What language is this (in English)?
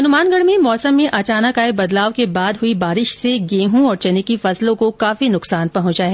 Hindi